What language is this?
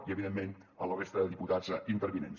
Catalan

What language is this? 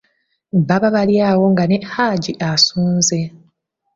Ganda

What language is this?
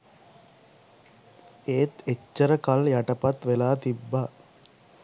Sinhala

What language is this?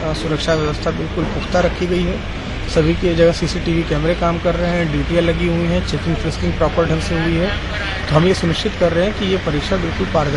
Hindi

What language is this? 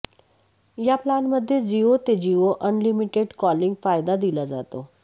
Marathi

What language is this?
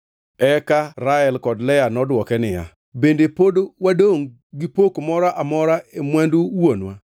Luo (Kenya and Tanzania)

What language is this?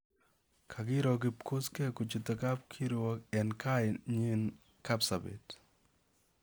Kalenjin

